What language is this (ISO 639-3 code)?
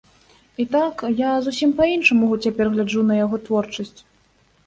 bel